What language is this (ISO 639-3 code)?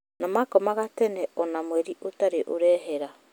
kik